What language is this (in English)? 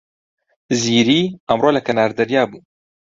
Central Kurdish